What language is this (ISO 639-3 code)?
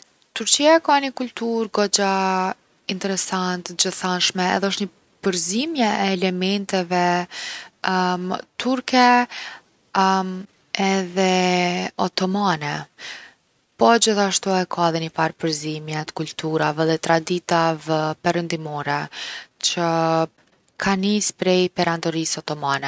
aln